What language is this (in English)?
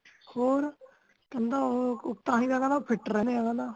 Punjabi